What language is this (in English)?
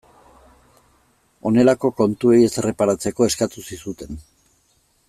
Basque